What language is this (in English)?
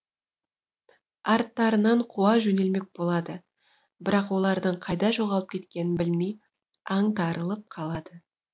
Kazakh